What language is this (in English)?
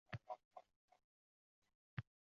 Uzbek